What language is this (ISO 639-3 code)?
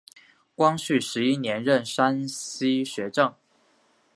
zho